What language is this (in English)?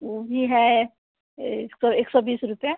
Hindi